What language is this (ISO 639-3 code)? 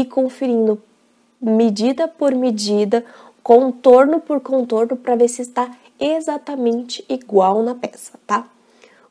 por